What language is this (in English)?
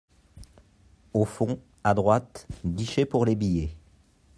French